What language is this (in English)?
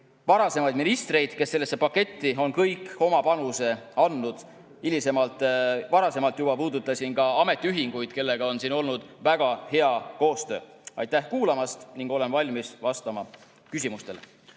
Estonian